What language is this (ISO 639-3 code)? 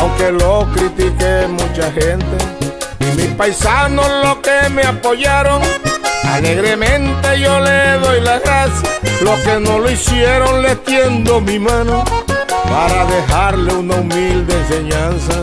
spa